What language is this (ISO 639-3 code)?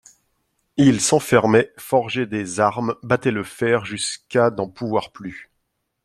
fra